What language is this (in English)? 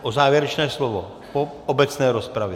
Czech